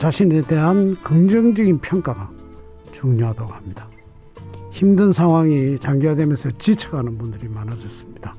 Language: Korean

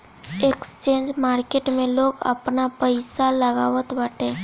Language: Bhojpuri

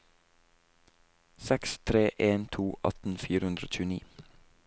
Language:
Norwegian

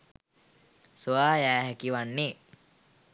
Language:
Sinhala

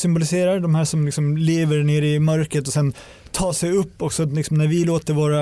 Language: Swedish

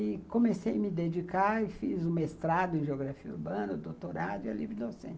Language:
Portuguese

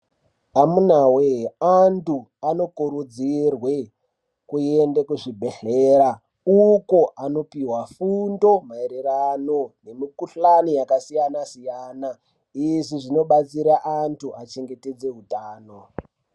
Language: Ndau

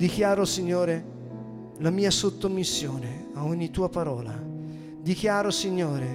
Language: Italian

